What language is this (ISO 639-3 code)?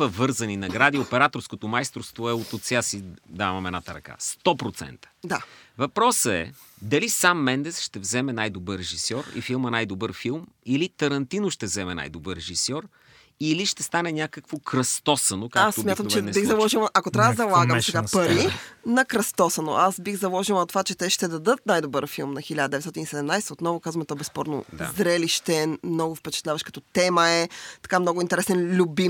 bul